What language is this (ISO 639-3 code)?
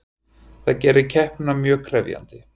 isl